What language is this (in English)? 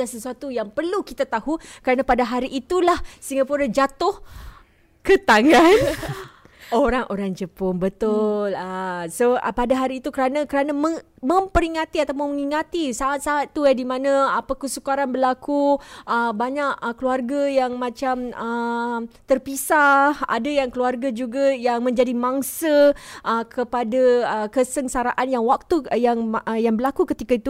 Malay